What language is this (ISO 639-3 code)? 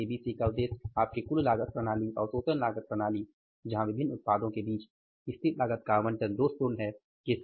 hin